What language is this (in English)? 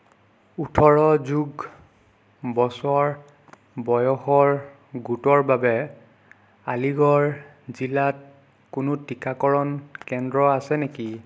Assamese